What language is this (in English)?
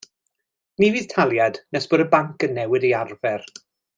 Welsh